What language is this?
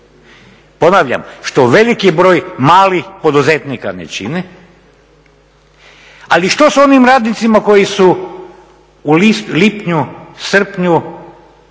Croatian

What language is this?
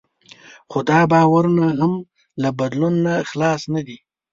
Pashto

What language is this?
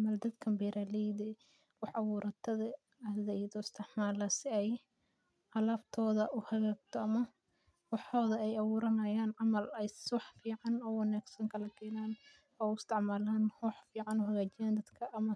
Somali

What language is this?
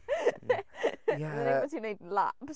Welsh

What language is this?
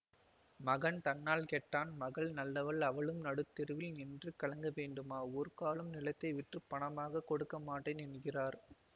Tamil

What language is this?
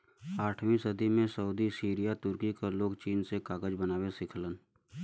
Bhojpuri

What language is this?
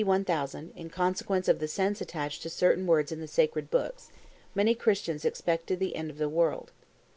English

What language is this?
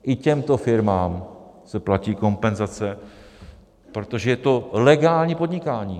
Czech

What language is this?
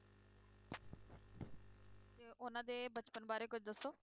Punjabi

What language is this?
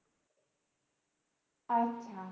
Bangla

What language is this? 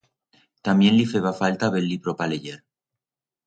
Aragonese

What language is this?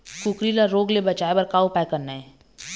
Chhattisgarhi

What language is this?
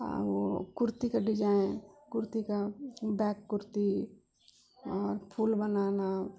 Maithili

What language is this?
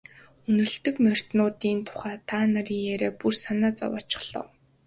Mongolian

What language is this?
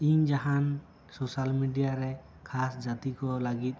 Santali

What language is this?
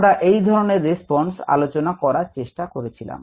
Bangla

